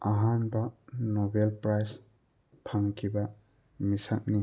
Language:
Manipuri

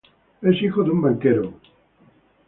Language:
Spanish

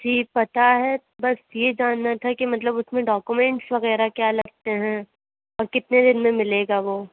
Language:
Urdu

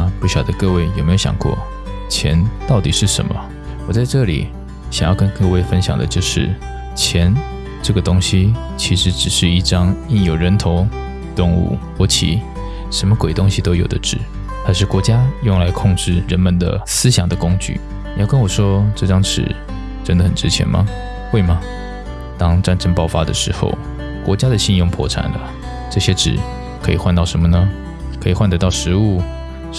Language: Chinese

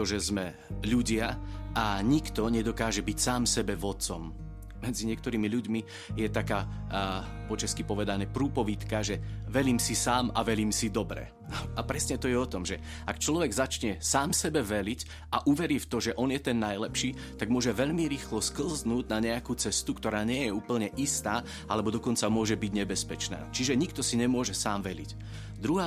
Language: Slovak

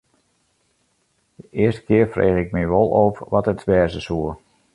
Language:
Western Frisian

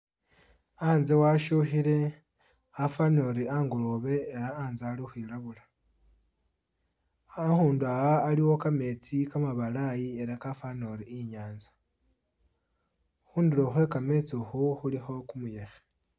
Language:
Masaaba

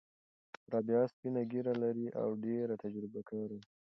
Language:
Pashto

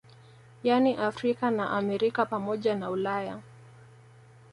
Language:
Swahili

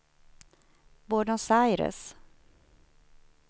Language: Swedish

